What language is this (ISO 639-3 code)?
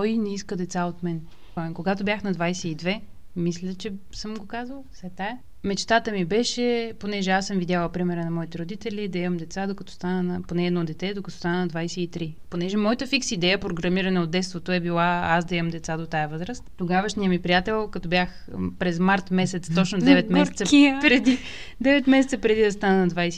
bul